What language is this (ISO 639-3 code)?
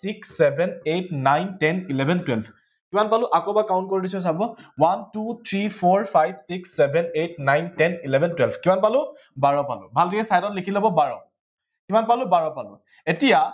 asm